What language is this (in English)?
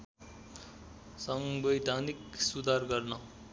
Nepali